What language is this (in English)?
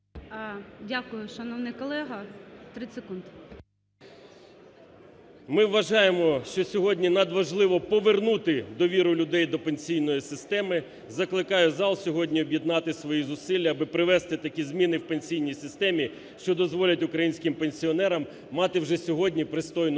Ukrainian